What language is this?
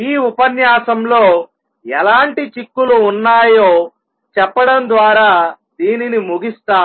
Telugu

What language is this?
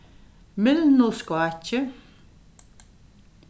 Faroese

